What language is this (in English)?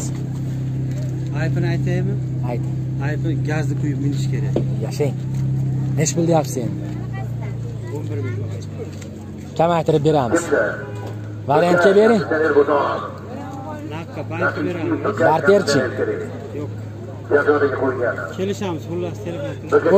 Turkish